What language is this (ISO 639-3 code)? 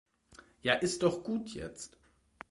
deu